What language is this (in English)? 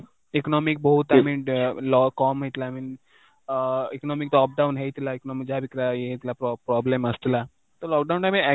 Odia